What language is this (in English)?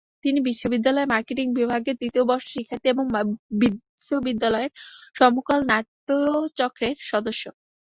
Bangla